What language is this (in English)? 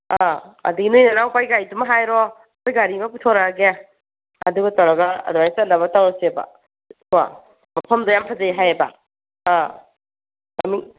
Manipuri